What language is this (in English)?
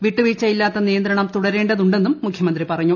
Malayalam